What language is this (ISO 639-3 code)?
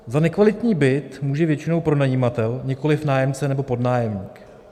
ces